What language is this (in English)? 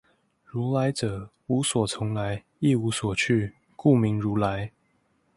Chinese